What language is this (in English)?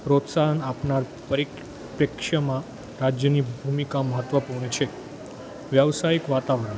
Gujarati